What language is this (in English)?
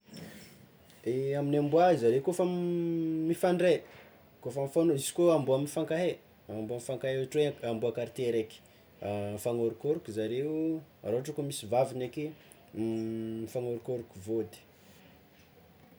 Tsimihety Malagasy